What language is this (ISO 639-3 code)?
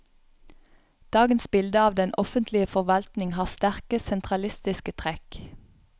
nor